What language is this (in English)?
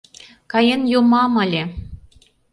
Mari